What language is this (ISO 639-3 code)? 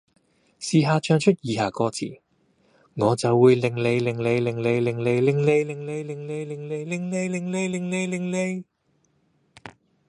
yue